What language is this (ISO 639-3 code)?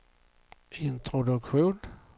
swe